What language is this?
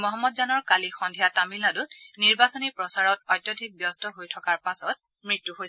Assamese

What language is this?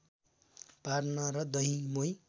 Nepali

